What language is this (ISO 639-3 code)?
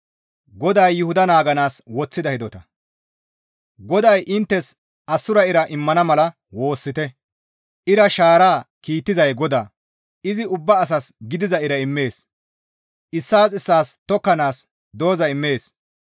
gmv